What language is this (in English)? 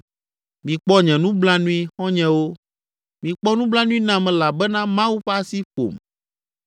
Ewe